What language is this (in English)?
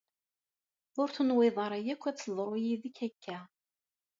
Kabyle